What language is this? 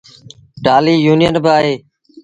Sindhi Bhil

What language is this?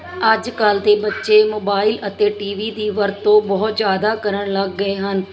Punjabi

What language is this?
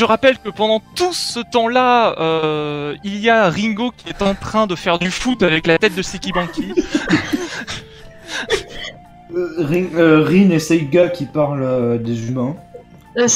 French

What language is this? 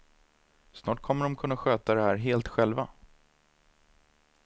Swedish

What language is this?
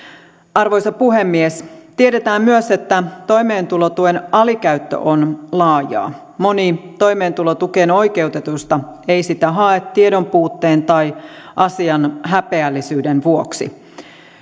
Finnish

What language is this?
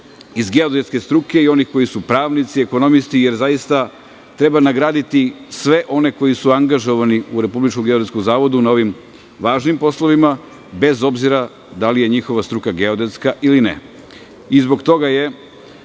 Serbian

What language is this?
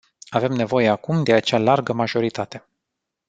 Romanian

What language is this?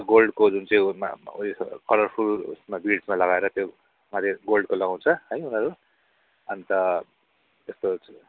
Nepali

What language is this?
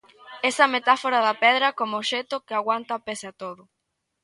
Galician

